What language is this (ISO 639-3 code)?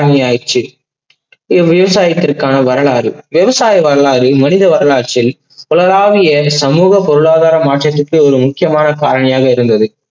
tam